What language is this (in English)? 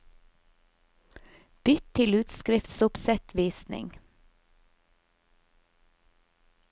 Norwegian